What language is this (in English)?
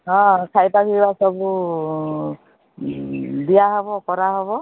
Odia